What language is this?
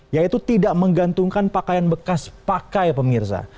Indonesian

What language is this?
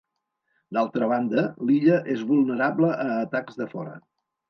Catalan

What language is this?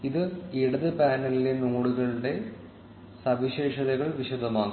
Malayalam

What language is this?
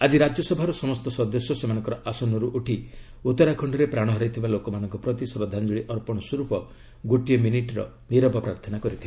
Odia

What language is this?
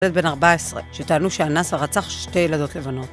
Hebrew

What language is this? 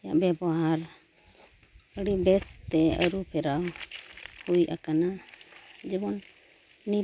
Santali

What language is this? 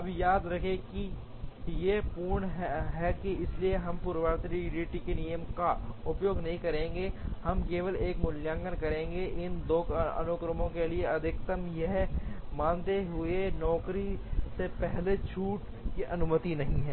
Hindi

